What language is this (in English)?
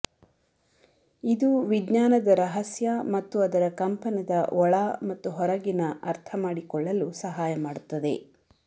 Kannada